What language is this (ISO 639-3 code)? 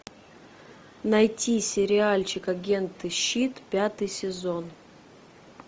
rus